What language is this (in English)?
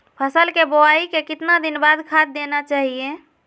Magahi